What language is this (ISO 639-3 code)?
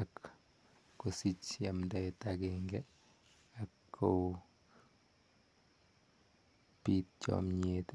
kln